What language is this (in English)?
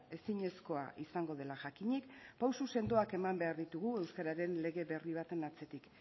Basque